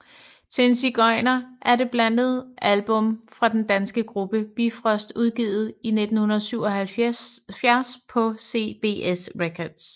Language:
Danish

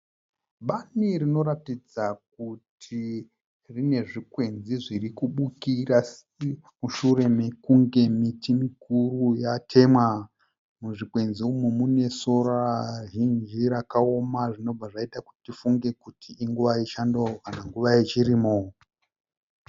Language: Shona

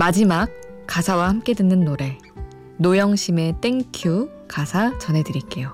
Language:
Korean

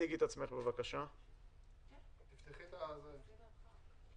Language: Hebrew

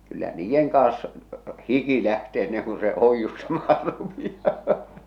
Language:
Finnish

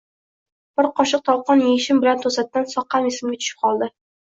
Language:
Uzbek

